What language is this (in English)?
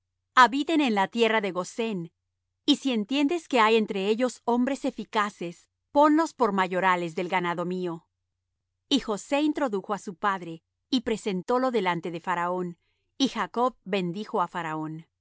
Spanish